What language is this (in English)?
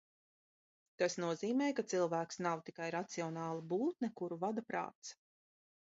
Latvian